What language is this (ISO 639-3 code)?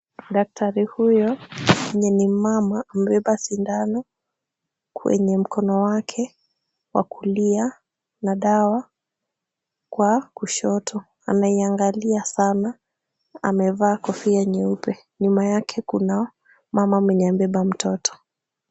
swa